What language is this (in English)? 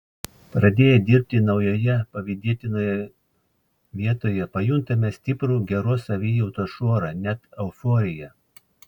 Lithuanian